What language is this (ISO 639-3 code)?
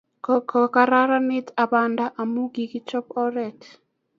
kln